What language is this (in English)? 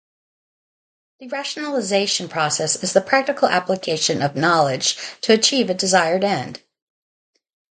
English